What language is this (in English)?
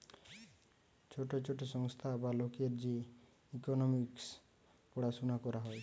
Bangla